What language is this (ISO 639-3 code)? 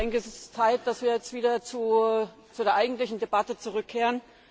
deu